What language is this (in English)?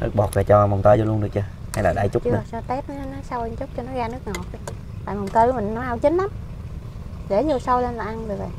Vietnamese